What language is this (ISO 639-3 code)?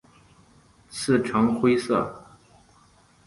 zho